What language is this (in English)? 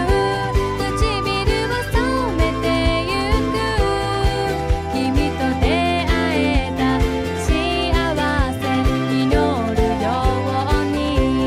Japanese